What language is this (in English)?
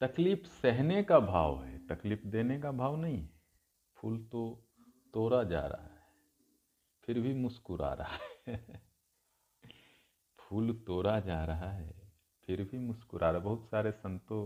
Hindi